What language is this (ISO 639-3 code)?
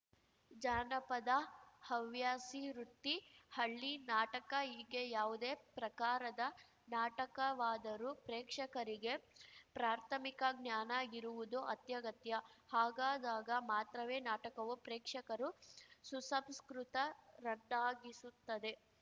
kan